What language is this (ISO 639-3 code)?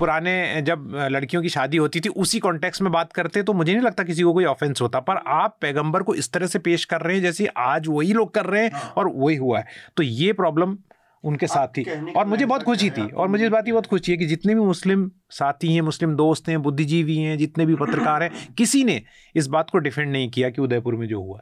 hin